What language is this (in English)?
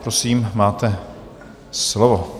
Czech